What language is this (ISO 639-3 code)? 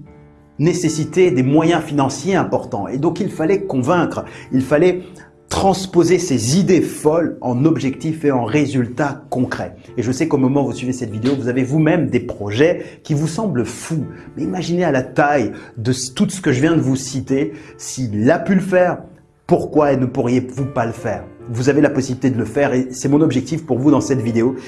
fra